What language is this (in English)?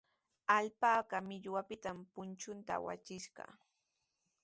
Sihuas Ancash Quechua